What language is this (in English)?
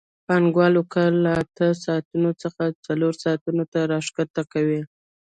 Pashto